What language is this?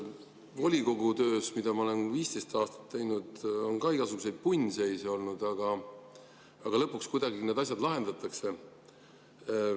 Estonian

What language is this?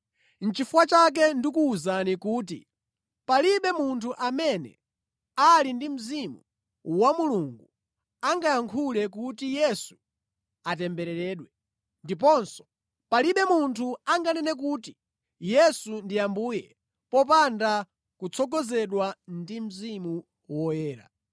Nyanja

